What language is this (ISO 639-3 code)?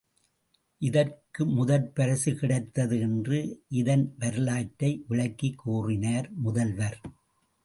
tam